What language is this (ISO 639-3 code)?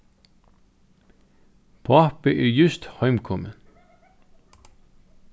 fao